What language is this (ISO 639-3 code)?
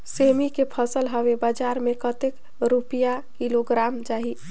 hne